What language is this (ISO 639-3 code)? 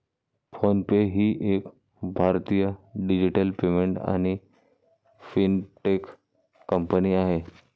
mar